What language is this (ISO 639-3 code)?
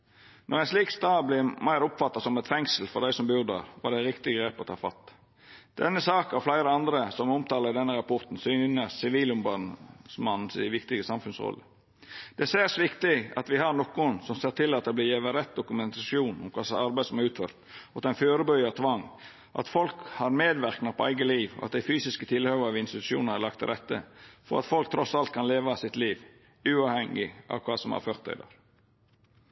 nno